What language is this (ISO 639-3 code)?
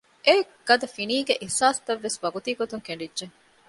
div